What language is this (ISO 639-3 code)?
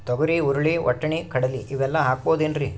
kan